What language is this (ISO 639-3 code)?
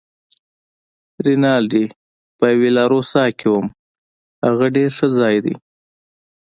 pus